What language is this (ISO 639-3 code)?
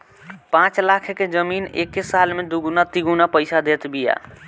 bho